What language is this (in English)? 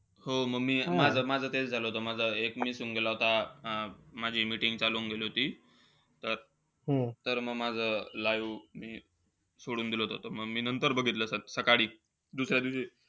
Marathi